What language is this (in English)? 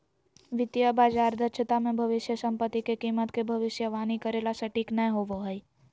Magahi